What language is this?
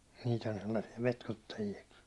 Finnish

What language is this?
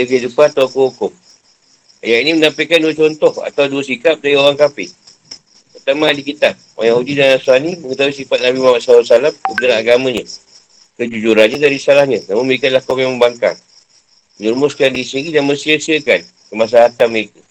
Malay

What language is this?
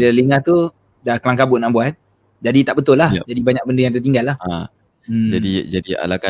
Malay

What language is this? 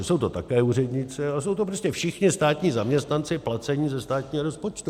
Czech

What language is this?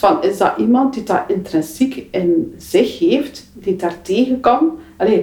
Dutch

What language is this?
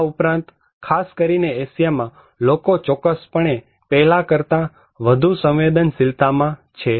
Gujarati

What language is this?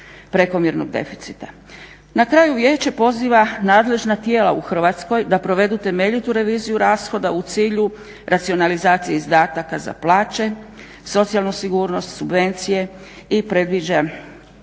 Croatian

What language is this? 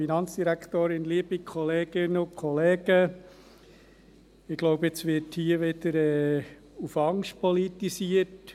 Swiss German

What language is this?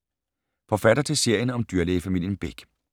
Danish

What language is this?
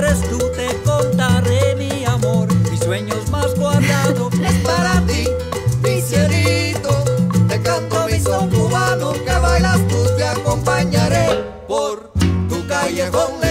Polish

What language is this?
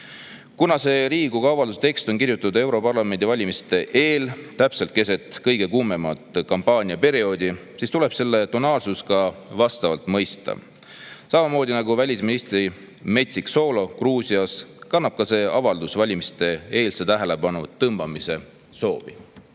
Estonian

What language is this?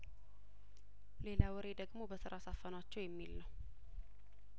Amharic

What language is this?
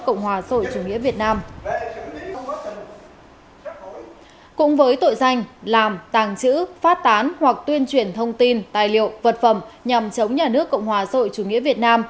Vietnamese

